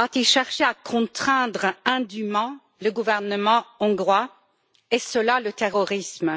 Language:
French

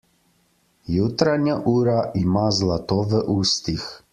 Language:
Slovenian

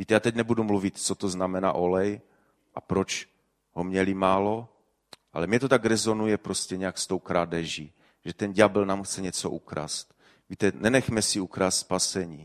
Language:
Czech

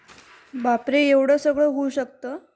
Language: Marathi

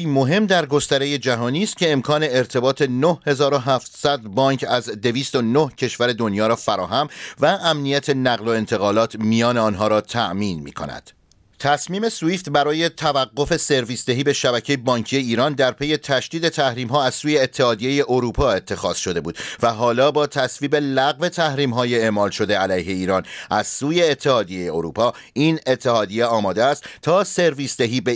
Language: Persian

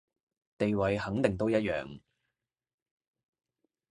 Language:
Cantonese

